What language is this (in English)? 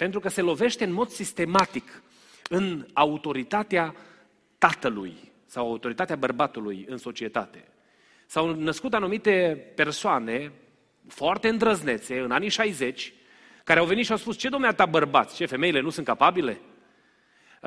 Romanian